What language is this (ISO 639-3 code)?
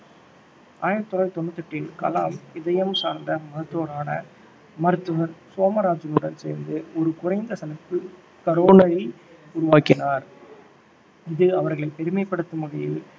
tam